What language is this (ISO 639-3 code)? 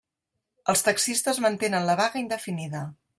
cat